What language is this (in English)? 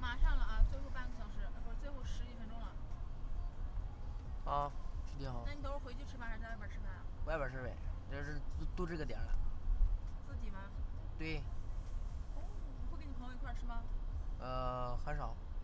Chinese